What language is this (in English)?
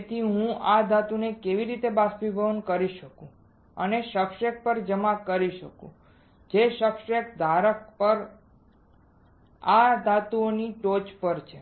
Gujarati